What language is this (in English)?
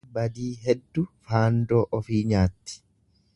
Oromo